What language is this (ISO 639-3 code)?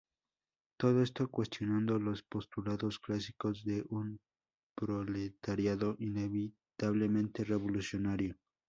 spa